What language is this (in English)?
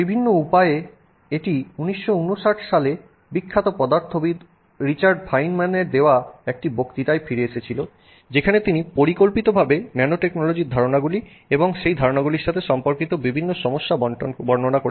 Bangla